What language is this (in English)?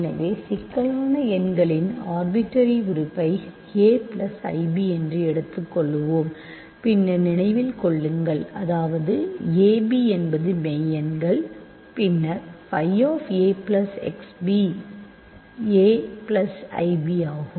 Tamil